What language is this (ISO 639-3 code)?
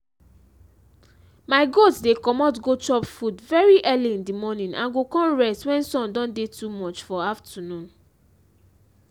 pcm